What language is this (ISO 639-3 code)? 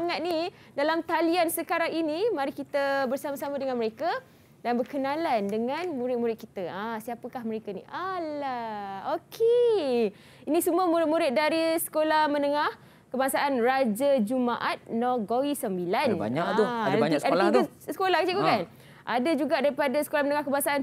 msa